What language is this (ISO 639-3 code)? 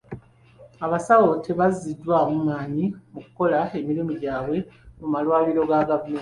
lug